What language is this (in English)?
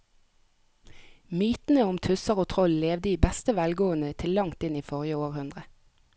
Norwegian